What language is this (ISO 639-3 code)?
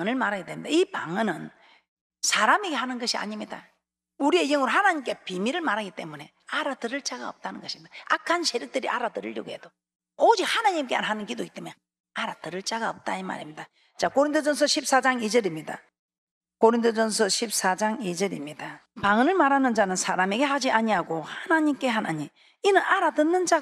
kor